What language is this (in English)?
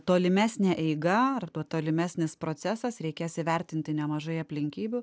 Lithuanian